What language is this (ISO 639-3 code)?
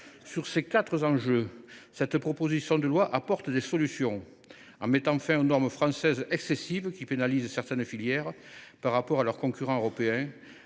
fra